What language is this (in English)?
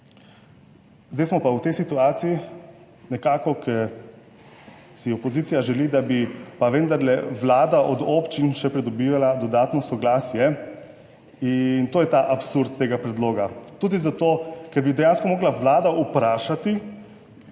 Slovenian